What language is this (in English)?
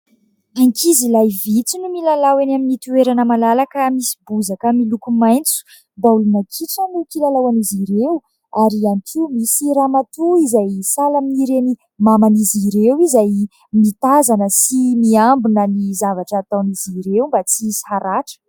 Malagasy